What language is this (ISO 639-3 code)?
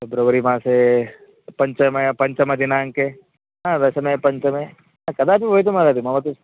san